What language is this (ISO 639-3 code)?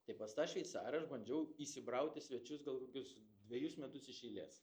lit